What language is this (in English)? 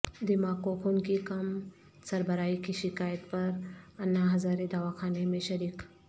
Urdu